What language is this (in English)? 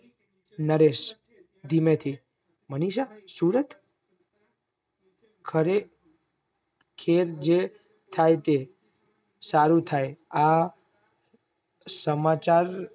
Gujarati